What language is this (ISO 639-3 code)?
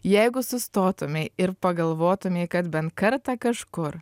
lit